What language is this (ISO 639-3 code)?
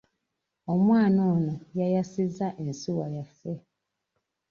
lug